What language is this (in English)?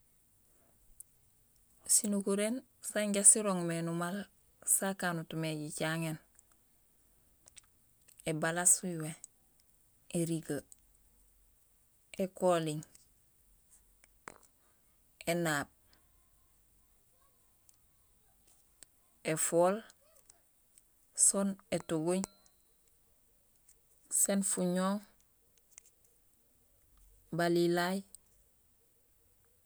Gusilay